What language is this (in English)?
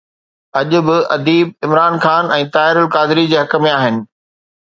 Sindhi